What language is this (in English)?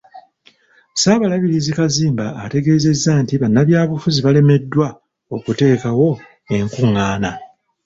Ganda